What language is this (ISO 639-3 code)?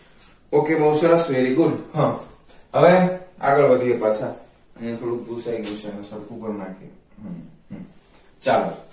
guj